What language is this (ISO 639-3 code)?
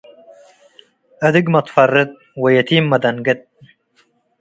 tig